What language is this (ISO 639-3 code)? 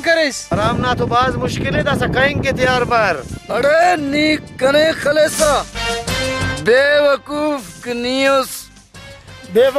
ara